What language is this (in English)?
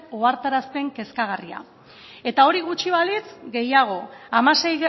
Basque